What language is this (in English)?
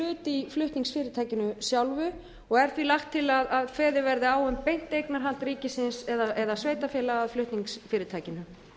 Icelandic